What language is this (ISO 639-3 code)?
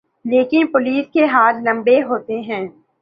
urd